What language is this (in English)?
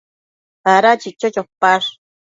Matsés